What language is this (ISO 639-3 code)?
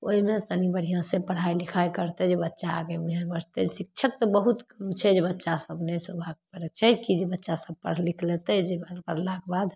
mai